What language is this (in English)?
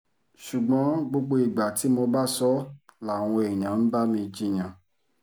Yoruba